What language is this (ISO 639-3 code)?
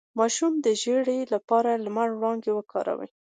pus